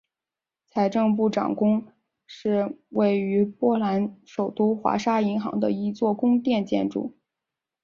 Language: Chinese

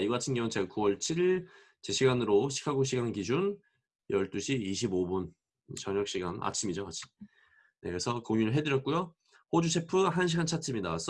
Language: Korean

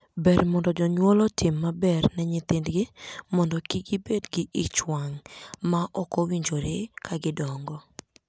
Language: Luo (Kenya and Tanzania)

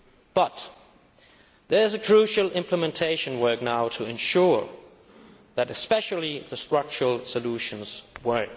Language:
English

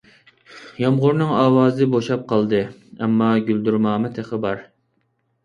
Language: Uyghur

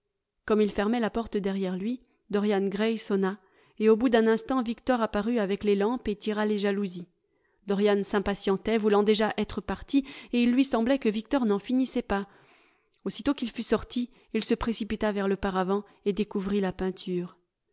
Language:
French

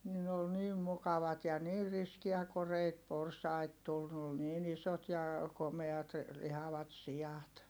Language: Finnish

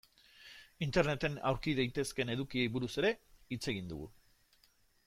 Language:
Basque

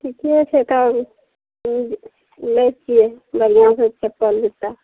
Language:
Maithili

